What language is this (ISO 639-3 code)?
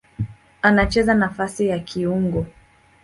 swa